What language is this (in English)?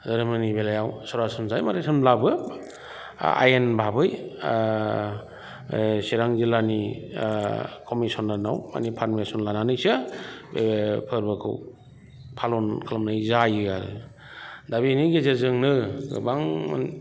Bodo